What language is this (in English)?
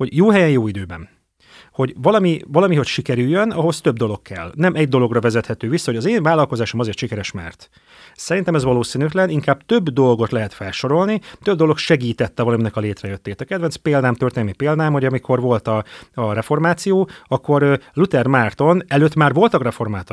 Hungarian